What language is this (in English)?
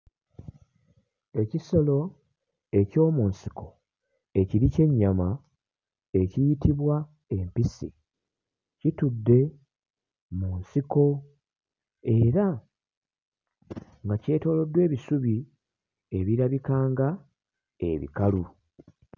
Ganda